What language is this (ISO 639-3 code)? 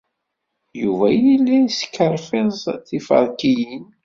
kab